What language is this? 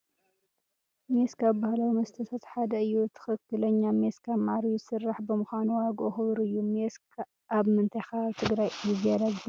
Tigrinya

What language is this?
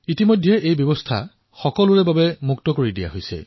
Assamese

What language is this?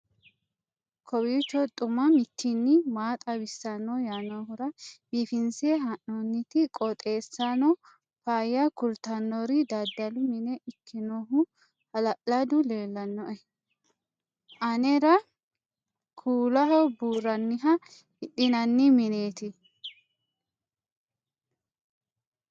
Sidamo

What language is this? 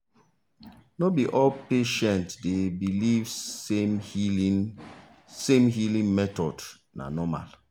Nigerian Pidgin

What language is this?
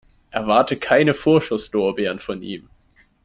German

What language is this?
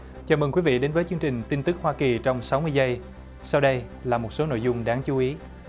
Vietnamese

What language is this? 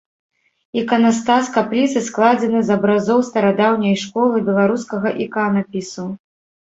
Belarusian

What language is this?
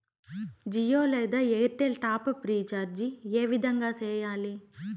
Telugu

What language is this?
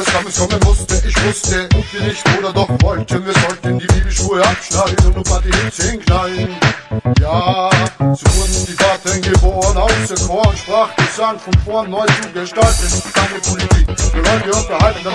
Greek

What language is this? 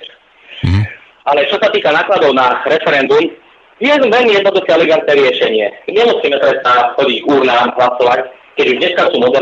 Slovak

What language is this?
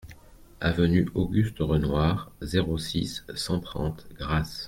French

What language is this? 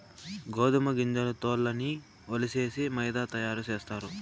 Telugu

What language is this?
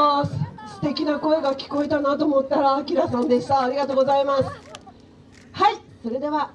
Japanese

